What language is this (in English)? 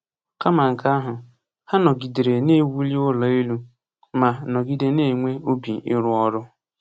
Igbo